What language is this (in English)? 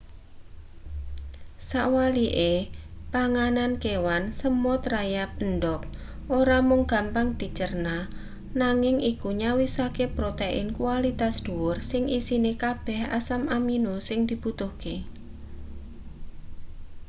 Javanese